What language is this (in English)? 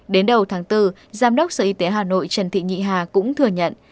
Vietnamese